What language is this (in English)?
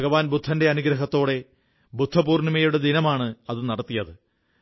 Malayalam